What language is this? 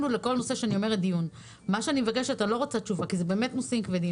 Hebrew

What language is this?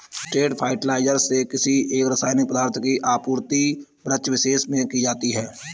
Hindi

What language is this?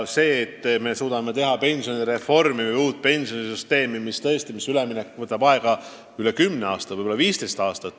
Estonian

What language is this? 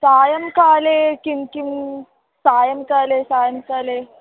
Sanskrit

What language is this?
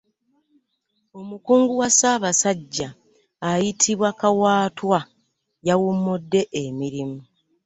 Ganda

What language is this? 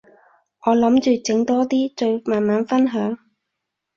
Cantonese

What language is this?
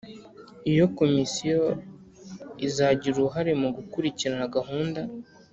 Kinyarwanda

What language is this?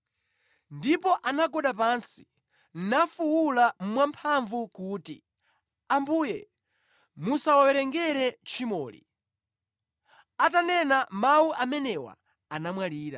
Nyanja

